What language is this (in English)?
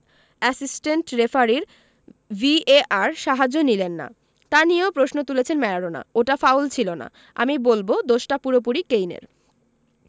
Bangla